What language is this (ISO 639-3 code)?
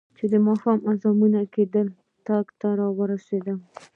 pus